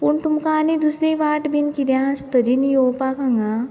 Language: Konkani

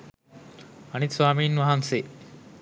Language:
Sinhala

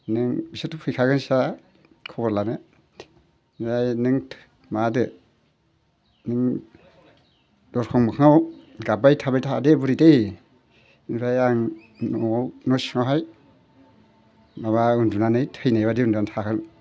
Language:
Bodo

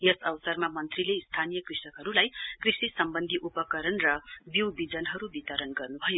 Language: Nepali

